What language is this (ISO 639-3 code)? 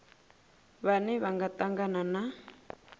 ven